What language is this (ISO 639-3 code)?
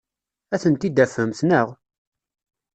kab